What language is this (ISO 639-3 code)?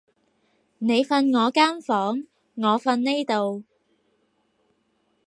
yue